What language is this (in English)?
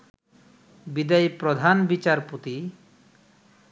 Bangla